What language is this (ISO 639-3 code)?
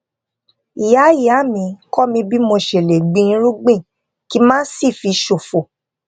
yor